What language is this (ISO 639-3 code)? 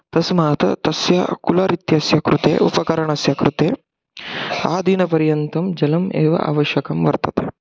san